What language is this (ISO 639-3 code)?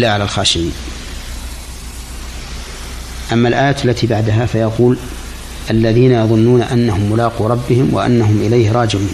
ara